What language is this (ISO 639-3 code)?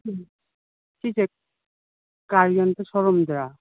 mni